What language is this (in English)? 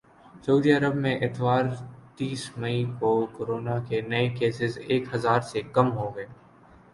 Urdu